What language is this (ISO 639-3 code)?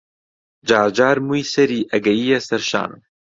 ckb